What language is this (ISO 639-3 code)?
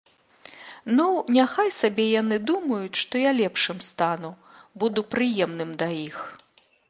bel